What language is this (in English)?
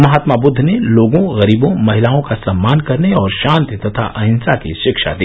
Hindi